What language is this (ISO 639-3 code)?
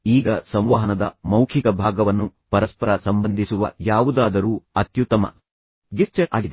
kan